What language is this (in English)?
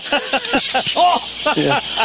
Welsh